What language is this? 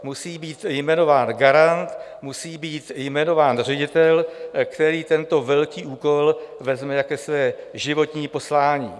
Czech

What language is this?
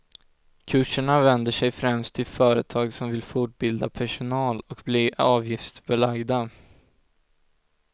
Swedish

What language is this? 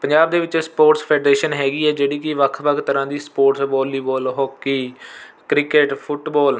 Punjabi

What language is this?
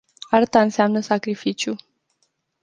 Romanian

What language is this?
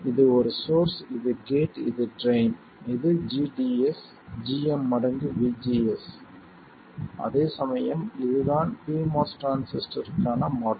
Tamil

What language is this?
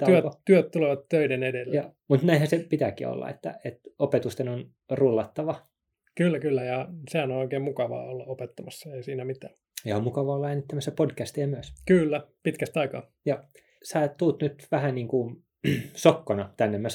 Finnish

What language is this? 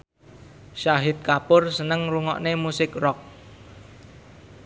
Javanese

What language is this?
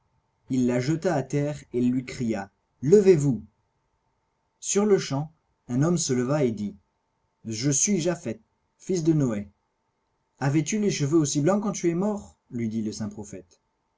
French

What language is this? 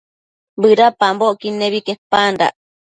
Matsés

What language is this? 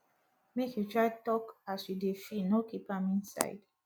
Nigerian Pidgin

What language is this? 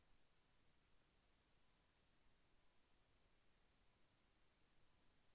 Telugu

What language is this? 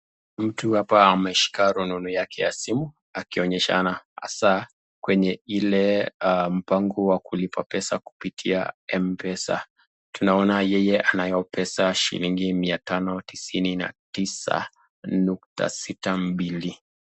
Swahili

